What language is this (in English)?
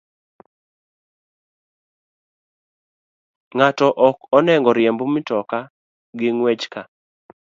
Luo (Kenya and Tanzania)